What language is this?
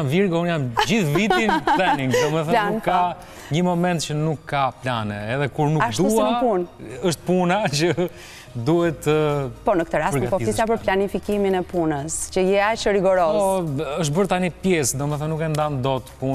Romanian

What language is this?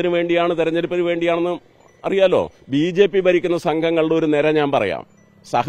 Romanian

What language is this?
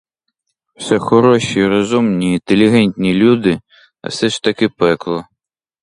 Ukrainian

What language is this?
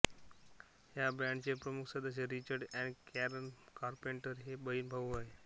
Marathi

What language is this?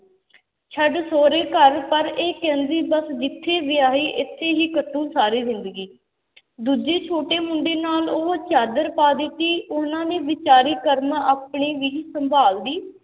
Punjabi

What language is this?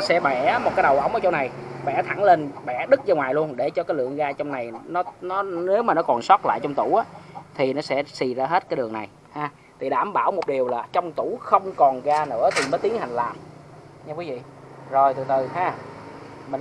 Vietnamese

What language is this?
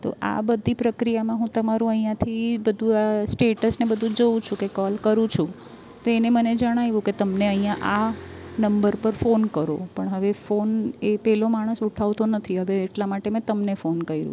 Gujarati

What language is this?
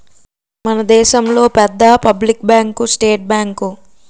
Telugu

